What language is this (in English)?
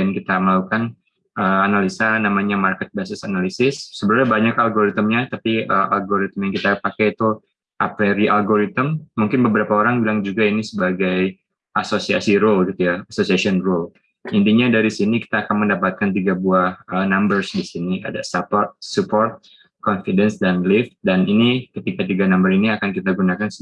Indonesian